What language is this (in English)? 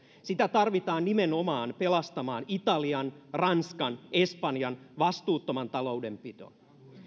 Finnish